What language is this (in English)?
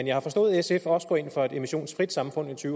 Danish